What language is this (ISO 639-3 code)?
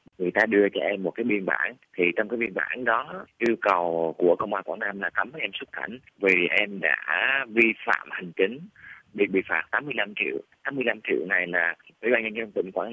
vie